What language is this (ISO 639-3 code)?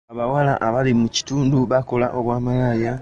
lug